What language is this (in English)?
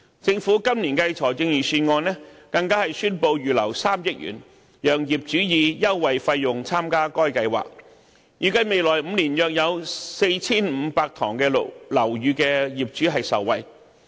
Cantonese